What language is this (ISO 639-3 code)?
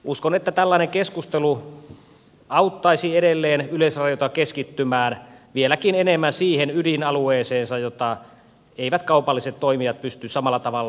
fin